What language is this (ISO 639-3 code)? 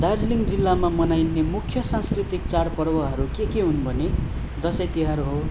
nep